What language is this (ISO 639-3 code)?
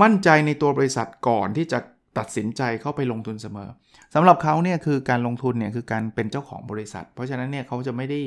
tha